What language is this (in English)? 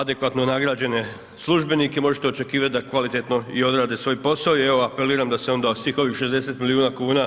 Croatian